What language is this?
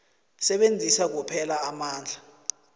South Ndebele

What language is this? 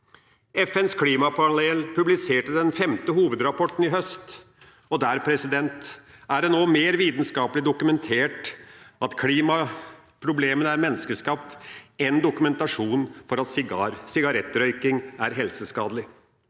Norwegian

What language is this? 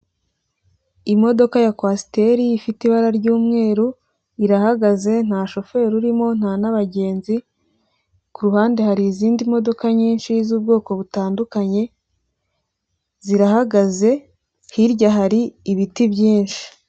Kinyarwanda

